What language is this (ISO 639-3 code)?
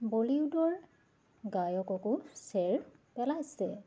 asm